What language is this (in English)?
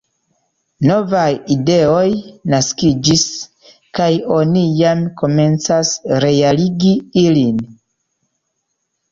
Esperanto